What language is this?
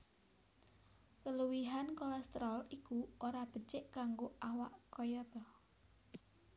Javanese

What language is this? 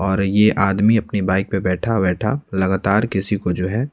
Hindi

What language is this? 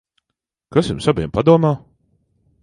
Latvian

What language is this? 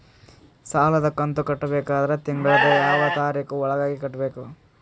Kannada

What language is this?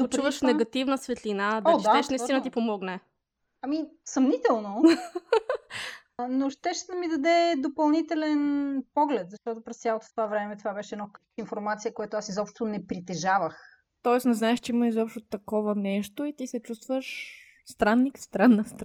Bulgarian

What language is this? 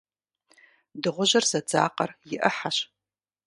Kabardian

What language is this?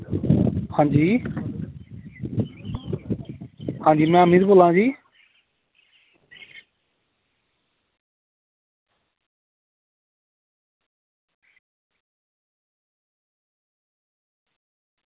Dogri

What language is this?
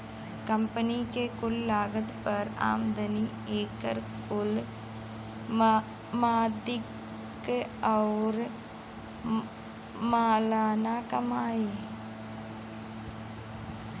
Bhojpuri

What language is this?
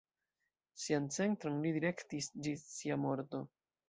Esperanto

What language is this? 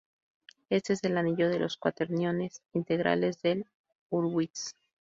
Spanish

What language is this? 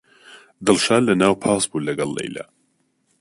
Central Kurdish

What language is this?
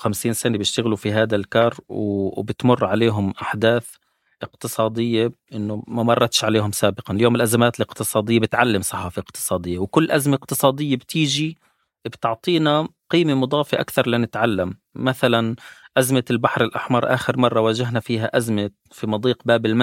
Arabic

